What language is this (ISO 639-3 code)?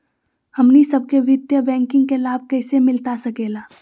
mag